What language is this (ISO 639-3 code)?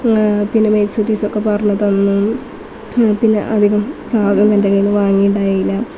mal